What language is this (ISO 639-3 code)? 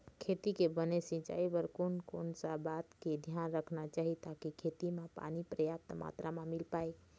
hne